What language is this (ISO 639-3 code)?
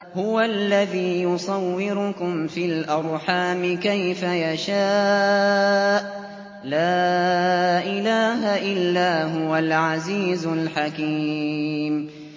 ara